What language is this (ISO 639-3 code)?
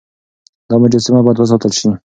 pus